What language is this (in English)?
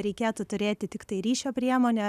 Lithuanian